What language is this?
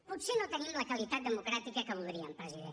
Catalan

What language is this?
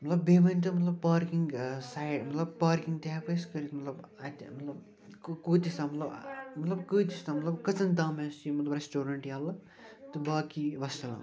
Kashmiri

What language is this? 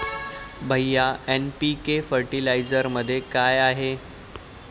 Marathi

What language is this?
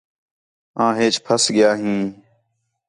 Khetrani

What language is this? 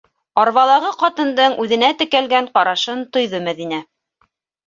Bashkir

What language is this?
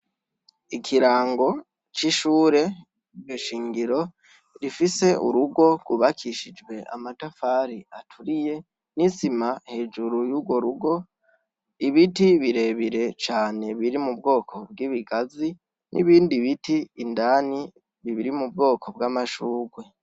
Rundi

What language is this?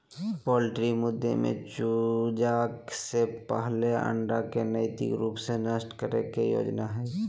Magahi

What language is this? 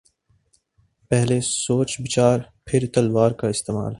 Urdu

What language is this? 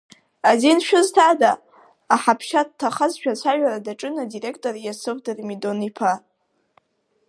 Abkhazian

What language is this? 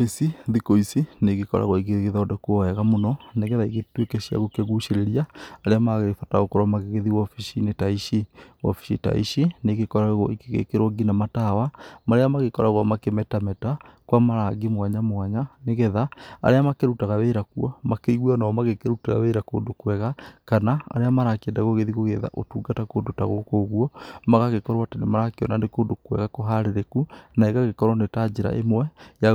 Kikuyu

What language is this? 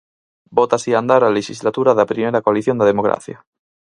Galician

